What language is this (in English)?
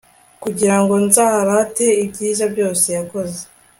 Kinyarwanda